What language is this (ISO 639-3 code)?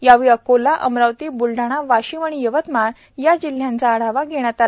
mar